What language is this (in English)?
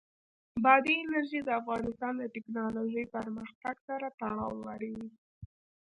Pashto